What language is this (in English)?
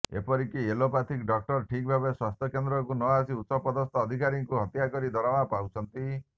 Odia